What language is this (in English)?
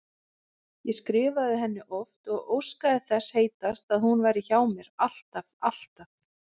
Icelandic